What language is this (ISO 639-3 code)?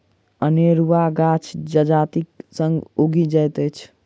mai